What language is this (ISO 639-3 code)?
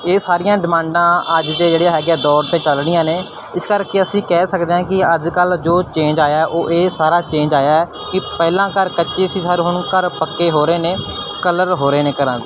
pan